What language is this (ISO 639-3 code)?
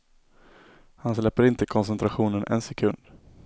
swe